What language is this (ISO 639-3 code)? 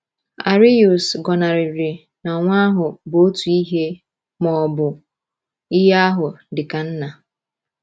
ibo